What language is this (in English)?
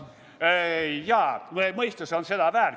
Estonian